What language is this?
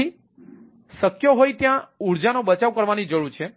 Gujarati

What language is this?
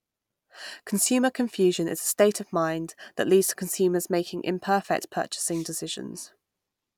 English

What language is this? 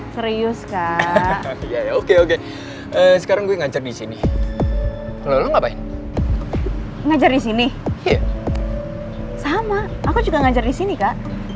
Indonesian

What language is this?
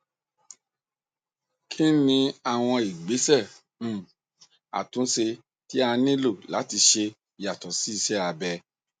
Yoruba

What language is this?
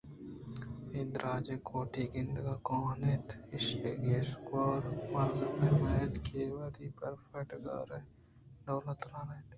Eastern Balochi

